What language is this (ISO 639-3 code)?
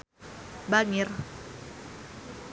sun